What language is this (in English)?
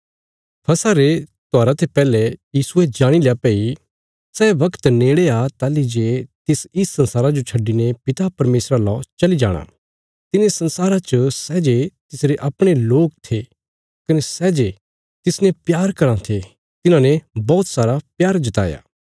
Bilaspuri